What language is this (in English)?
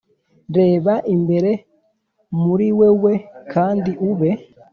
Kinyarwanda